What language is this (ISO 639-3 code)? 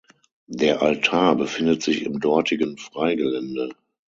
deu